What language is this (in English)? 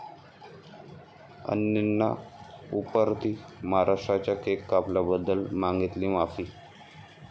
Marathi